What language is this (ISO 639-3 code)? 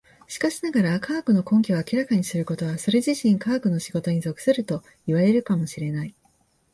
jpn